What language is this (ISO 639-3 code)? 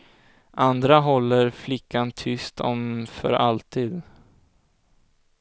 swe